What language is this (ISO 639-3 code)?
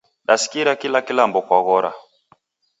dav